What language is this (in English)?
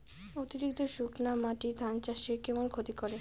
Bangla